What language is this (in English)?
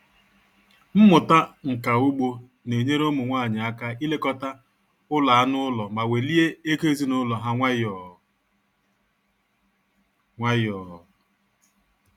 Igbo